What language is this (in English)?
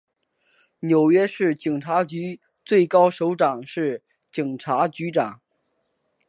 Chinese